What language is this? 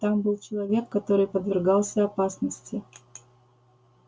Russian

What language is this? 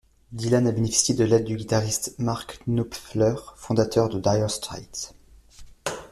French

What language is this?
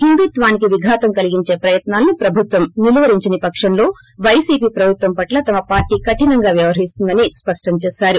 Telugu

